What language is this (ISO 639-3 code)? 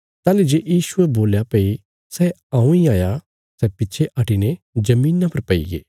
kfs